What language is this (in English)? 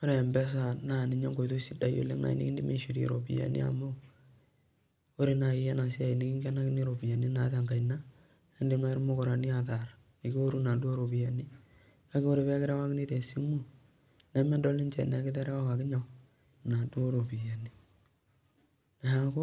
Masai